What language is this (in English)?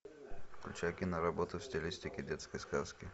Russian